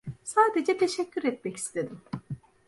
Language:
Turkish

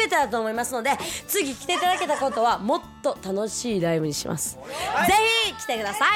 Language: Japanese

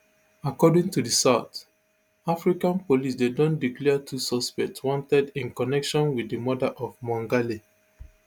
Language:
Nigerian Pidgin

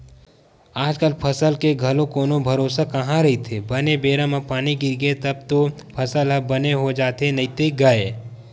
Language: Chhattisgarhi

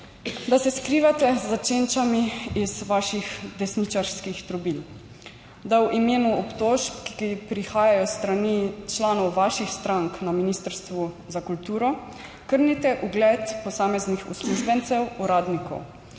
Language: Slovenian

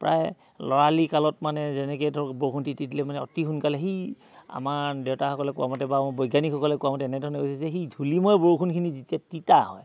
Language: Assamese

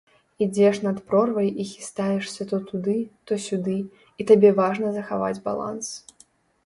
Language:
Belarusian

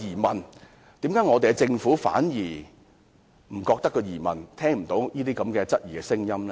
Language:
Cantonese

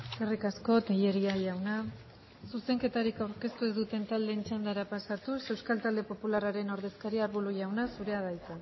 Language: Basque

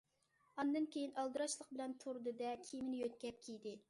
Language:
Uyghur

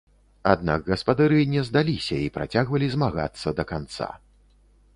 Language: Belarusian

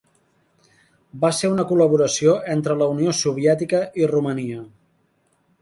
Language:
Catalan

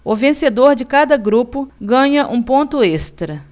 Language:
Portuguese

